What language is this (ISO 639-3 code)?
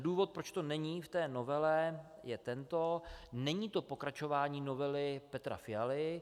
ces